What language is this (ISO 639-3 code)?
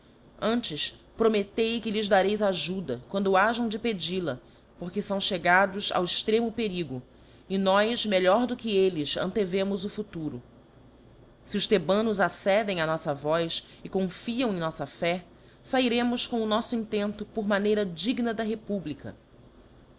por